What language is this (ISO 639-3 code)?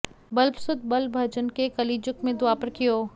san